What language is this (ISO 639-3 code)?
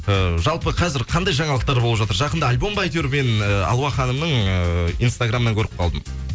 kaz